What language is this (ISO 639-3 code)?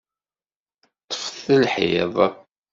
kab